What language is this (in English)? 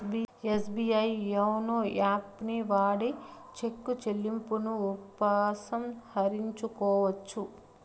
Telugu